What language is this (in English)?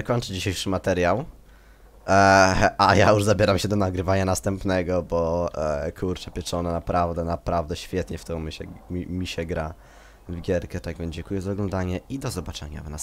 Polish